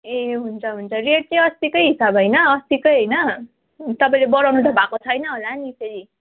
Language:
Nepali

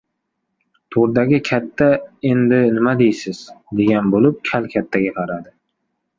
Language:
Uzbek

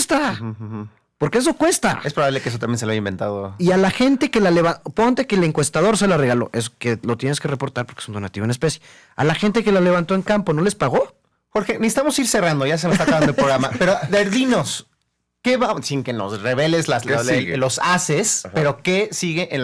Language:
Spanish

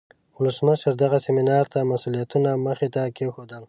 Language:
Pashto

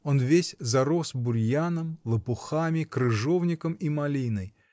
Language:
Russian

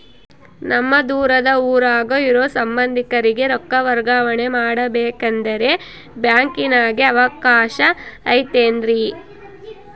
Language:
Kannada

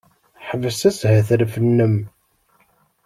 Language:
Kabyle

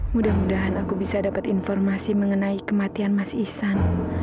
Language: Indonesian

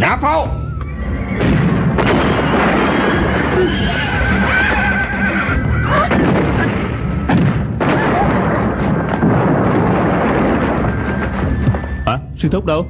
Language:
Vietnamese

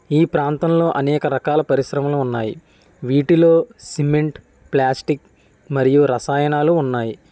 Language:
Telugu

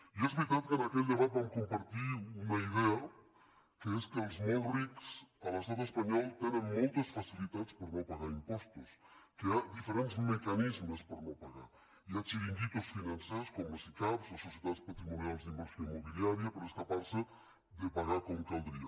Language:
Catalan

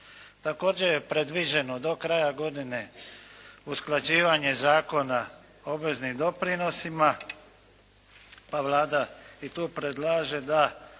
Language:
Croatian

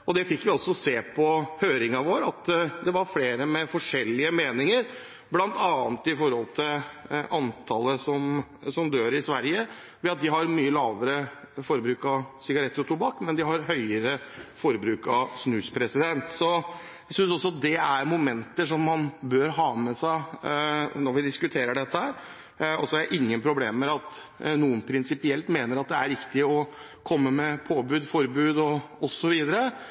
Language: Norwegian Bokmål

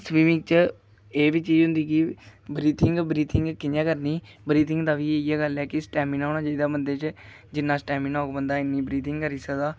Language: Dogri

